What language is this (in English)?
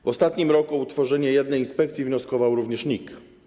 Polish